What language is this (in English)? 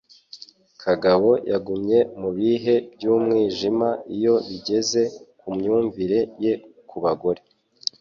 Kinyarwanda